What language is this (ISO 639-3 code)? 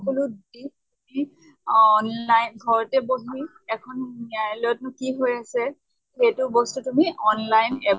asm